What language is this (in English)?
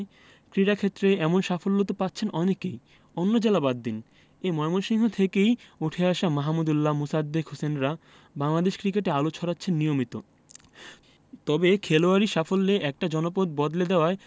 Bangla